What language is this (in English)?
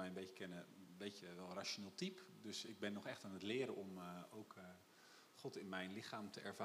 Dutch